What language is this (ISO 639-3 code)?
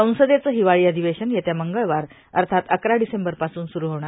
mar